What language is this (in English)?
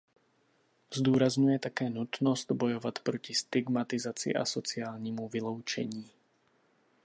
Czech